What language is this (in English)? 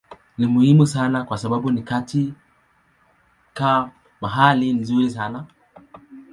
Swahili